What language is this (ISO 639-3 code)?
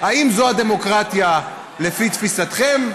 heb